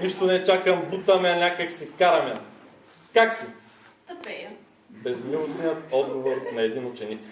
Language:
Bulgarian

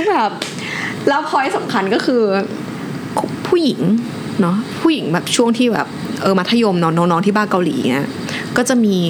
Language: Thai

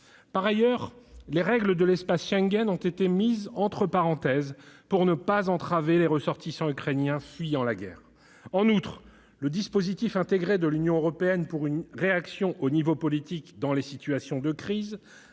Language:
French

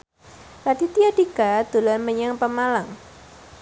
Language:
Javanese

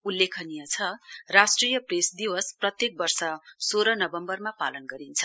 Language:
Nepali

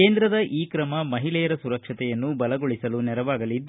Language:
Kannada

